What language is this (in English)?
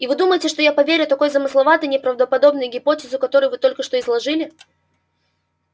Russian